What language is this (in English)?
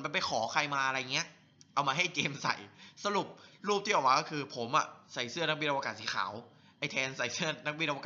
Thai